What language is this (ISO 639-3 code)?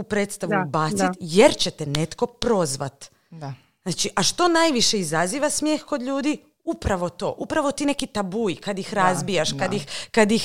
hrv